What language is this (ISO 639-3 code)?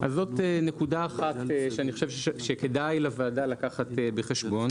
heb